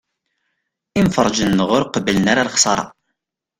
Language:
Kabyle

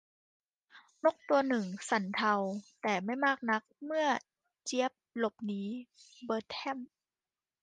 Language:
Thai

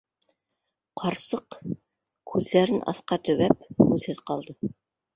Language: Bashkir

